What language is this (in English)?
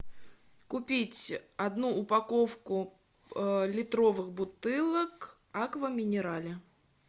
Russian